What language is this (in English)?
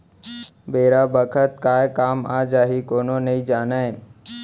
Chhattisgarhi